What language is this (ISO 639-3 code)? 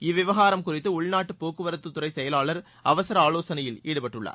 tam